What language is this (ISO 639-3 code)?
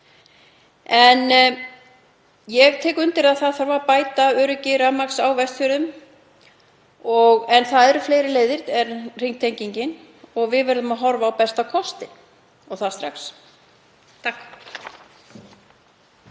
isl